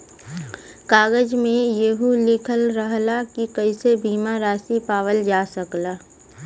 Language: Bhojpuri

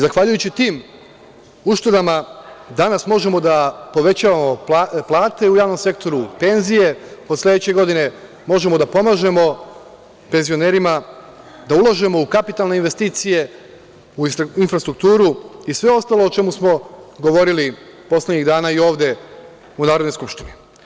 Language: Serbian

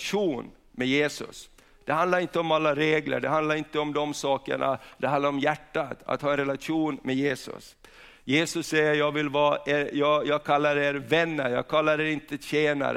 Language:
Swedish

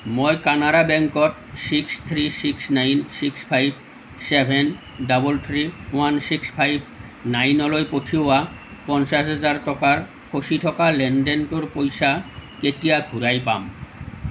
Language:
Assamese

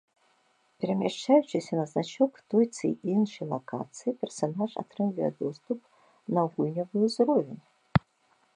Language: Belarusian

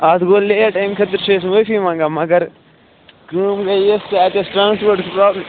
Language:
Kashmiri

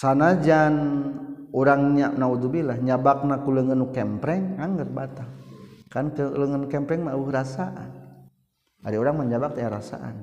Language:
Malay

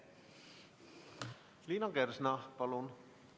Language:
Estonian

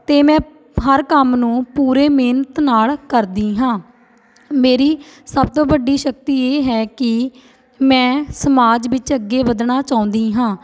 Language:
Punjabi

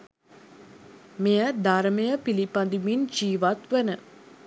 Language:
Sinhala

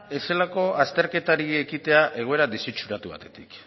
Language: Basque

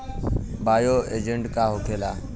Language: Bhojpuri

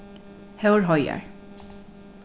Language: Faroese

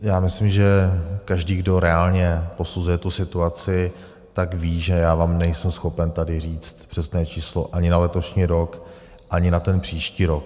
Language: Czech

